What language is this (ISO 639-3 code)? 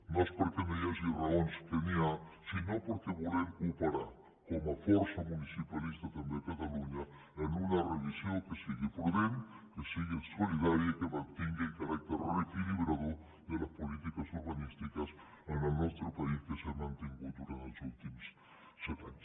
cat